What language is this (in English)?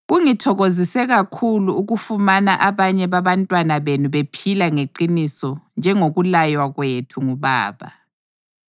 North Ndebele